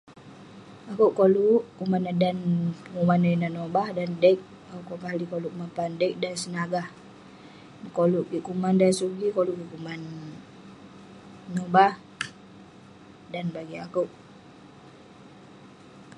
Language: Western Penan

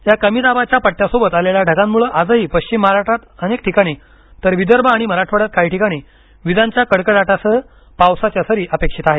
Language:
Marathi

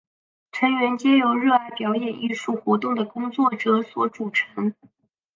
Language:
Chinese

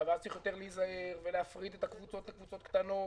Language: Hebrew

